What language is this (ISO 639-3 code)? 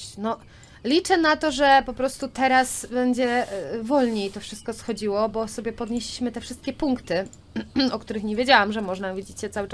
pol